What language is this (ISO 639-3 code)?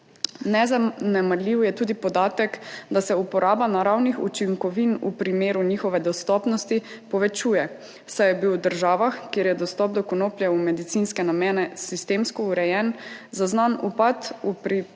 slv